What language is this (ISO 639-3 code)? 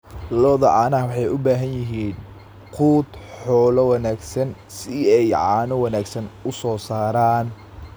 som